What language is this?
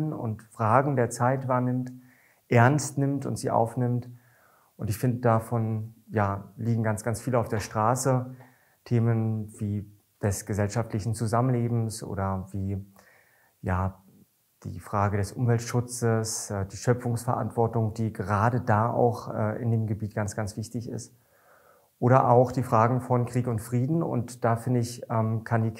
German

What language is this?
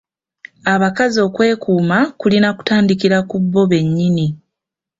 Ganda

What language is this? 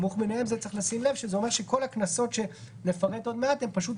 Hebrew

